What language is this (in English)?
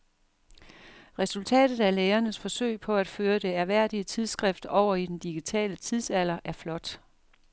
Danish